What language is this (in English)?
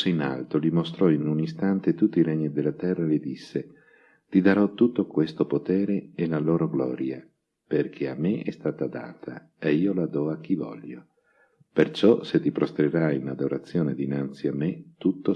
Italian